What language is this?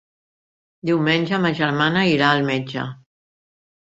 Catalan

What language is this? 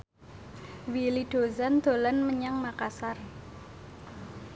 Javanese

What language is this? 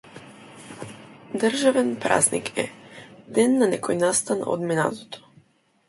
Macedonian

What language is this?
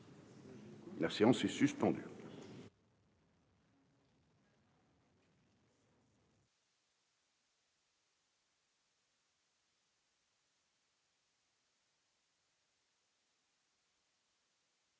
French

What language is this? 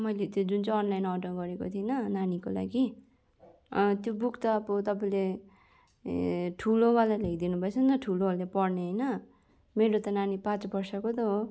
Nepali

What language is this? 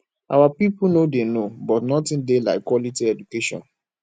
Nigerian Pidgin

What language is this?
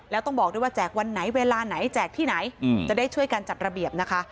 Thai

